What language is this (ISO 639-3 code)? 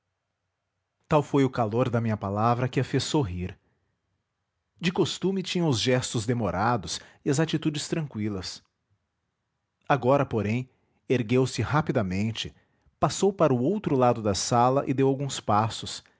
por